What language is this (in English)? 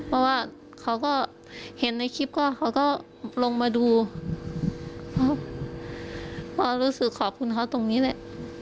Thai